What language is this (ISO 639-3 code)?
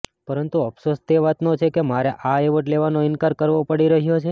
guj